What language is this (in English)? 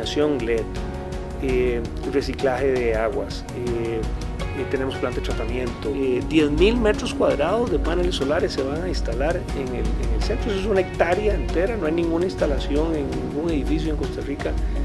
Spanish